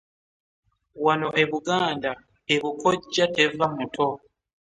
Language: Ganda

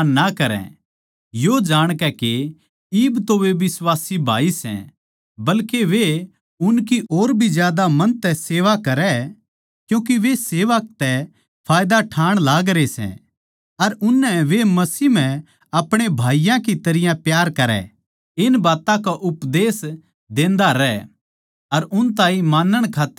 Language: Haryanvi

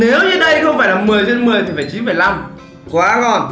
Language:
Vietnamese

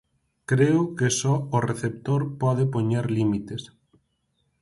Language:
Galician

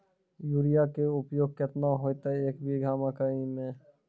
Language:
Maithili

